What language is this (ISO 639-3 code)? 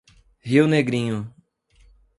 por